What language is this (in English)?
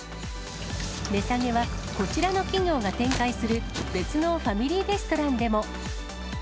Japanese